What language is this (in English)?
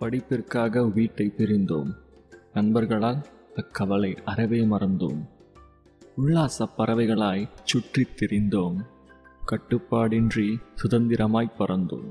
Tamil